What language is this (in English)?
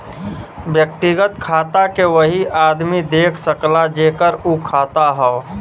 Bhojpuri